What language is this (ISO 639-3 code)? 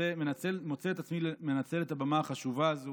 heb